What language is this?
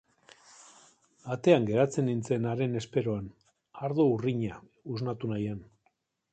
Basque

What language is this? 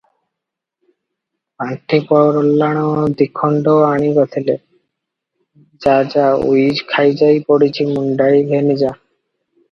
Odia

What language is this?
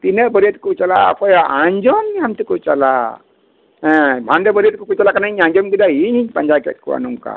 Santali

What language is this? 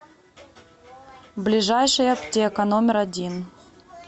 Russian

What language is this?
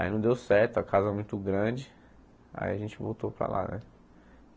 Portuguese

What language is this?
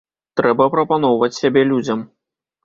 Belarusian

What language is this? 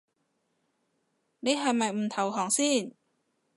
Cantonese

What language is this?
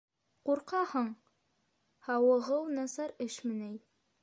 Bashkir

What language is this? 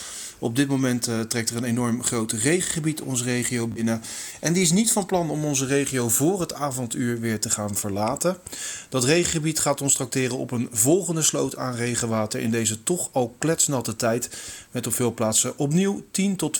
Dutch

